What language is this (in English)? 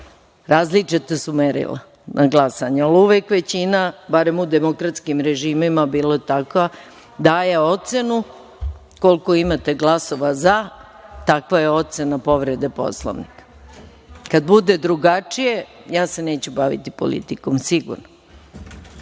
Serbian